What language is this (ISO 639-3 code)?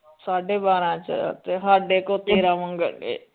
pan